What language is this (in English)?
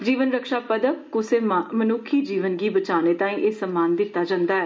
Dogri